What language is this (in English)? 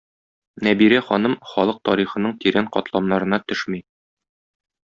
Tatar